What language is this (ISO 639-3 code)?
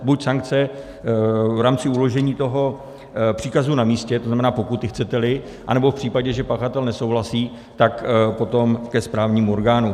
ces